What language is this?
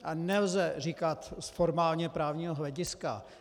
Czech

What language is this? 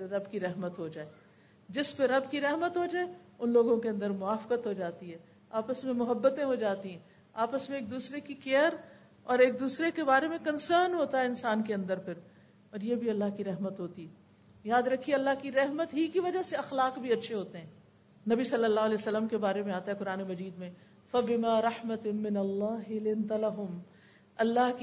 Urdu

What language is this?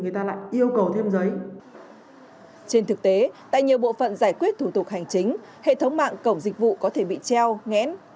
Vietnamese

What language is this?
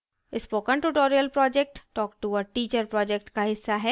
Hindi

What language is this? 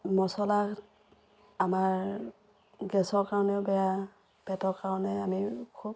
Assamese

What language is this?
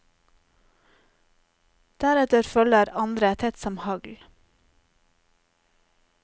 Norwegian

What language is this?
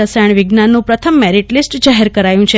Gujarati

